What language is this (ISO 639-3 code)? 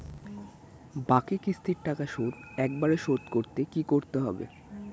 ben